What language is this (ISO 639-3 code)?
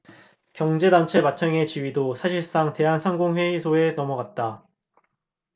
kor